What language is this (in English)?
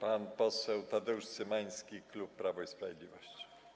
Polish